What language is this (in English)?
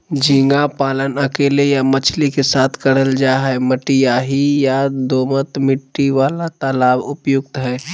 Magahi